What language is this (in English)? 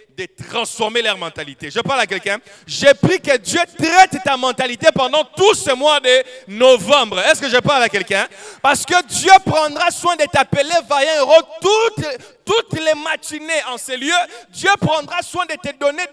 French